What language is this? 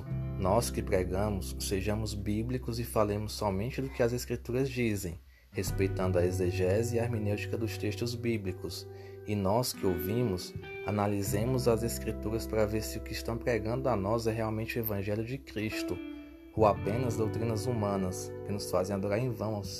Portuguese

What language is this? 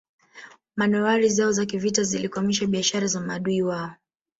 Swahili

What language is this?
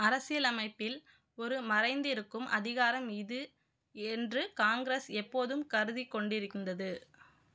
Tamil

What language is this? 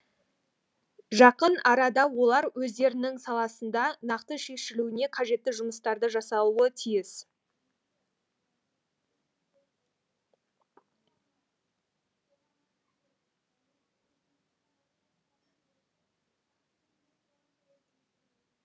Kazakh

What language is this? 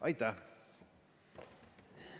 Estonian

